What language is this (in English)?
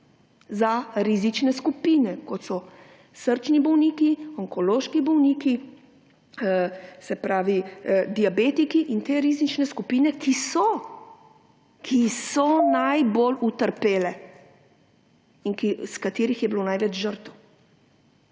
Slovenian